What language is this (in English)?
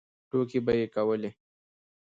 Pashto